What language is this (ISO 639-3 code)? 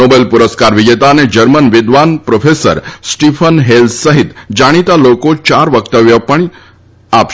guj